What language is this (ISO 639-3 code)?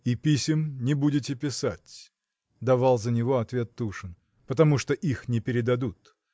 rus